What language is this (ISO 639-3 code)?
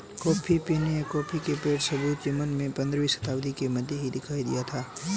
hin